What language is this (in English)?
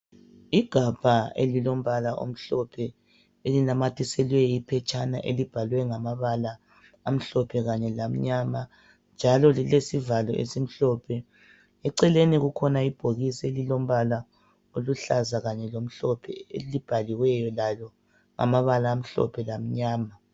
North Ndebele